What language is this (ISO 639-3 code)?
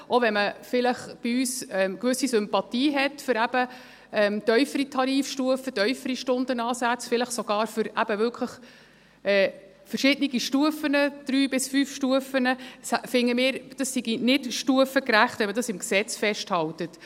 gsw